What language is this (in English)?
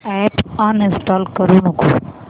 Marathi